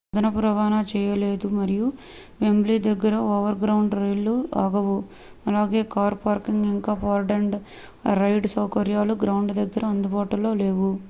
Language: Telugu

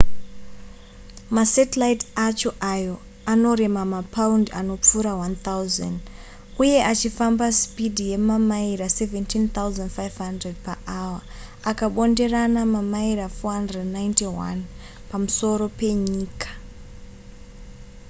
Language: Shona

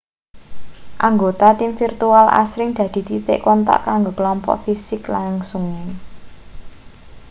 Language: Javanese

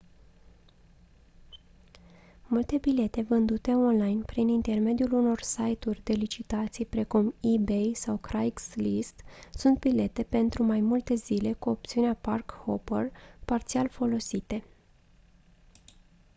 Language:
Romanian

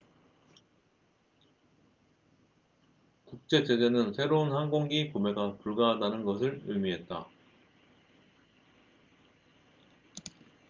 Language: Korean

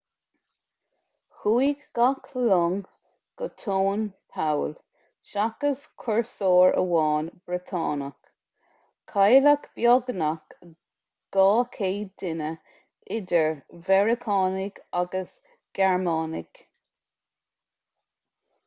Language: Irish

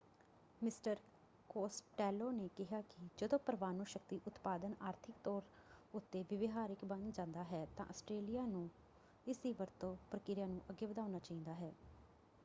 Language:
Punjabi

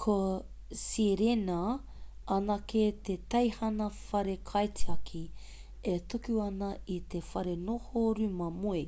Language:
Māori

